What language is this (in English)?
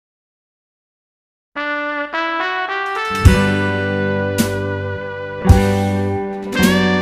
Thai